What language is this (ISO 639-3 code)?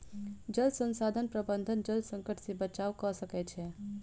mai